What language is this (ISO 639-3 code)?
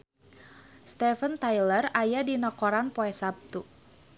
sun